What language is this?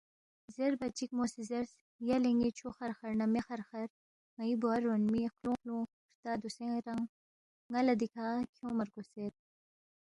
Balti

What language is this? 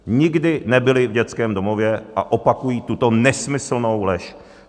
Czech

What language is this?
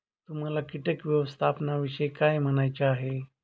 Marathi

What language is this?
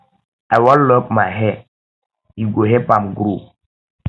Nigerian Pidgin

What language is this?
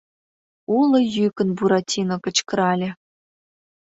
Mari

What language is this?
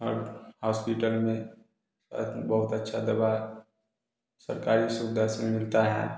Hindi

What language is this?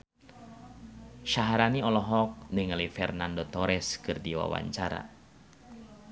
Sundanese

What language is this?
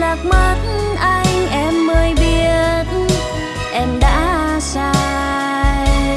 Vietnamese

